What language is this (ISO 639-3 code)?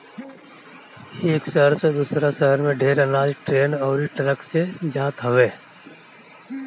bho